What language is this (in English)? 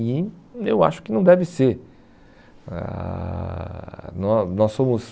Portuguese